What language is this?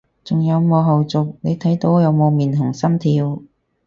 Cantonese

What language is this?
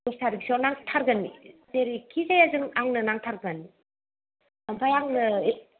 Bodo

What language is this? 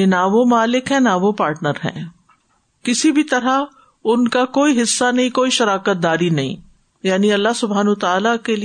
Urdu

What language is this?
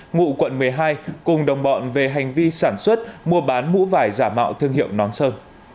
Vietnamese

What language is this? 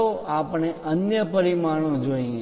Gujarati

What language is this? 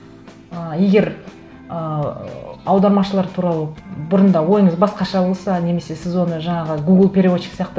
Kazakh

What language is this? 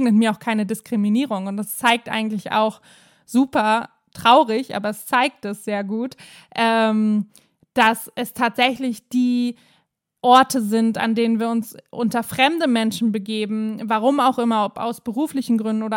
German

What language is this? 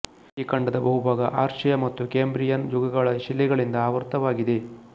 Kannada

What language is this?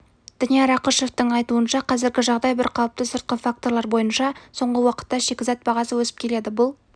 Kazakh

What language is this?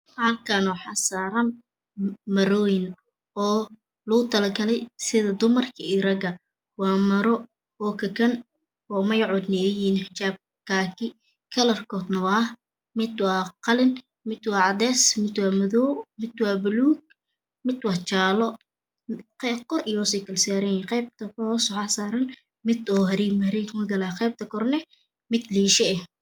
Somali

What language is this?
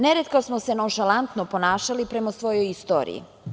Serbian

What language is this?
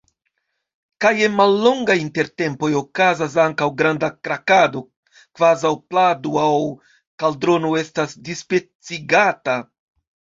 Esperanto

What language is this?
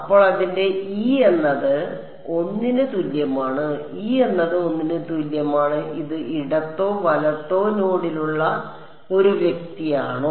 Malayalam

